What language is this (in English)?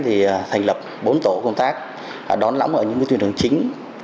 Vietnamese